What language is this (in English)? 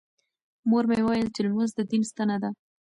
Pashto